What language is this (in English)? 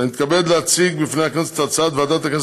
Hebrew